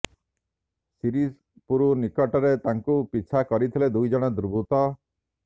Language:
Odia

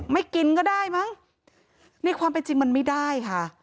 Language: Thai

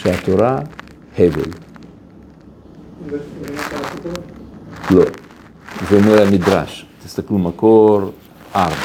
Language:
Hebrew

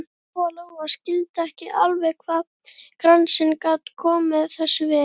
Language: Icelandic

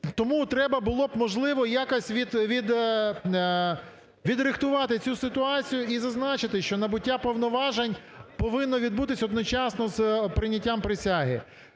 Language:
Ukrainian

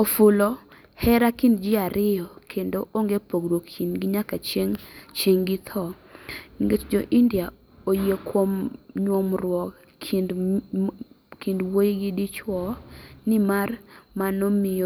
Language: Luo (Kenya and Tanzania)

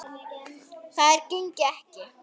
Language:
Icelandic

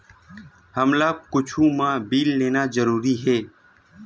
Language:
Chhattisgarhi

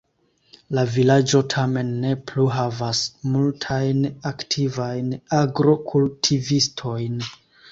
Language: Esperanto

